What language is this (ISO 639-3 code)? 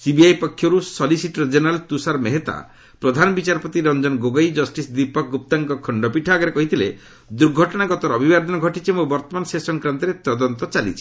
ori